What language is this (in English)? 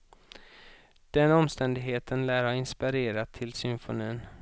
Swedish